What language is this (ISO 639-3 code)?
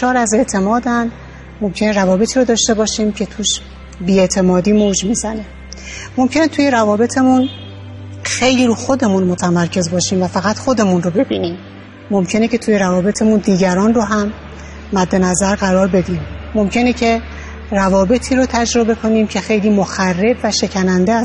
fas